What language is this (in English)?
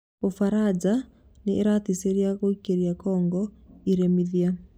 Kikuyu